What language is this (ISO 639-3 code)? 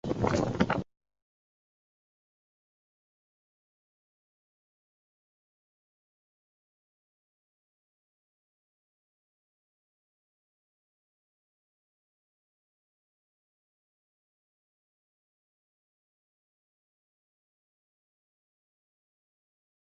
zho